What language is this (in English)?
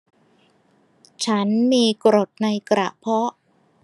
Thai